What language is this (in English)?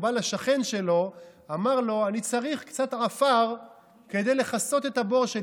Hebrew